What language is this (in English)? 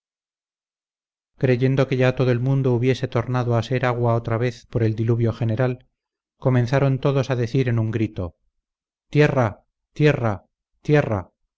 Spanish